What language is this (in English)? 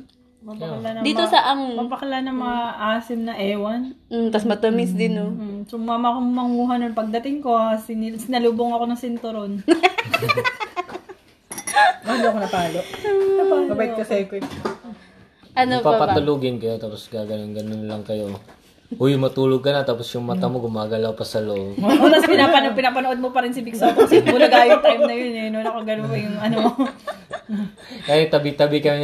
Filipino